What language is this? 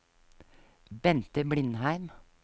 Norwegian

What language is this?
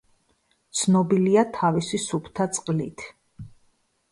Georgian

